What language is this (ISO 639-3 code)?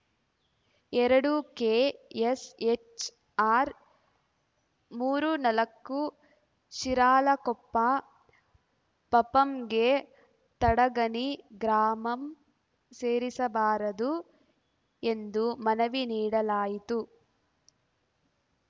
kan